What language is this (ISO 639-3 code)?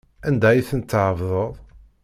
kab